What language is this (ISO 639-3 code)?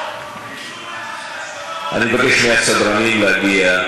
heb